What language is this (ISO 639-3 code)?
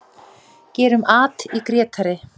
isl